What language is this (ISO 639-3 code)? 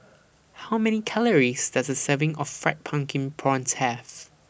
eng